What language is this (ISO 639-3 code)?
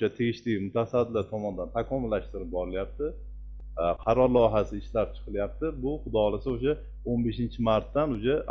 tur